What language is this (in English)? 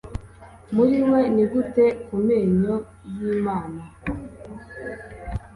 Kinyarwanda